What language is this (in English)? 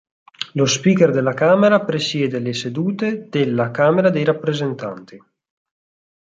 Italian